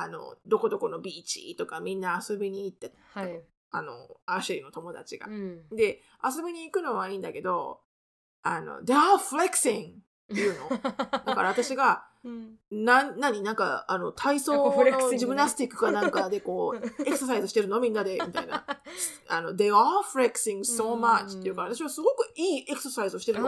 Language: Japanese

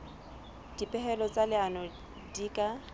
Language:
Southern Sotho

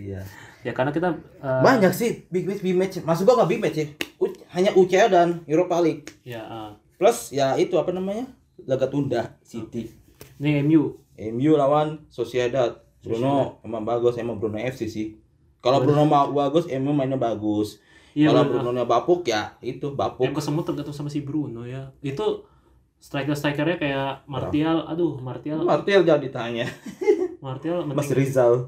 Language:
Indonesian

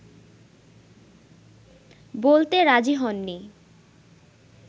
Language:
Bangla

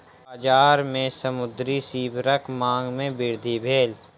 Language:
Maithili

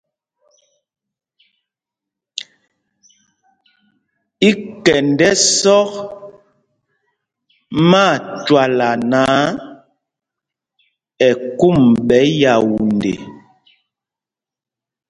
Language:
Mpumpong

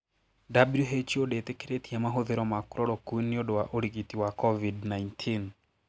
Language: Kikuyu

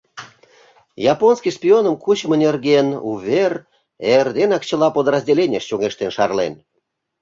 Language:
Mari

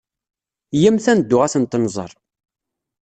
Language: Kabyle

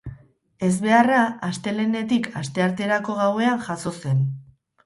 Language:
Basque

